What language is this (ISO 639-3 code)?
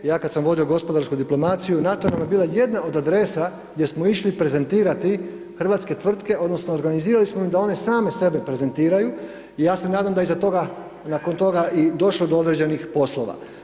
hrv